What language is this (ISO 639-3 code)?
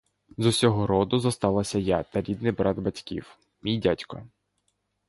ukr